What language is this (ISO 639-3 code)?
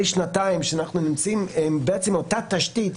heb